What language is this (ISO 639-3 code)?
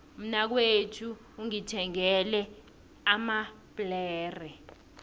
nbl